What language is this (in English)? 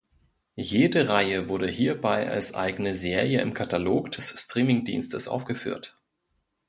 German